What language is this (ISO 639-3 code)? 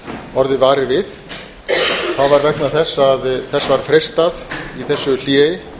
isl